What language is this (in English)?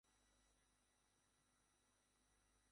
Bangla